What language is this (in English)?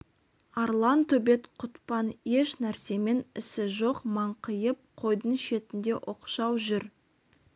Kazakh